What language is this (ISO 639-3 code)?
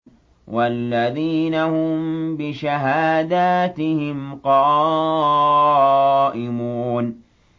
ara